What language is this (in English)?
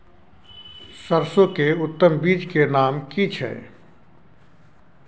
Maithili